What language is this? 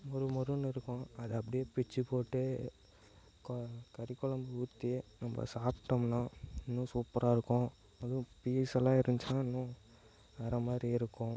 Tamil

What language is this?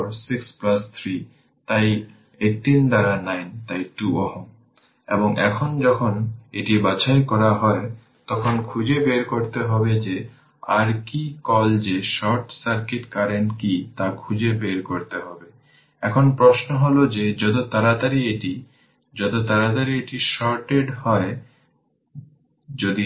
Bangla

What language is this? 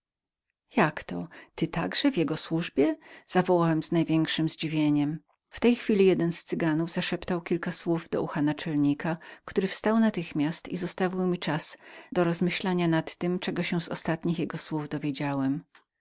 Polish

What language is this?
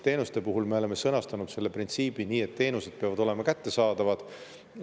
Estonian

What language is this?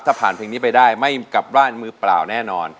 Thai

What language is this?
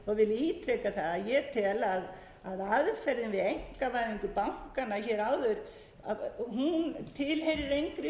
Icelandic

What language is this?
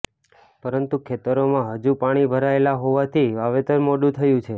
Gujarati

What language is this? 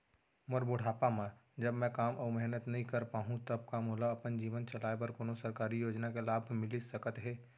Chhattisgarhi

